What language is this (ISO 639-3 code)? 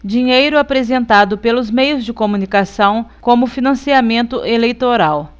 por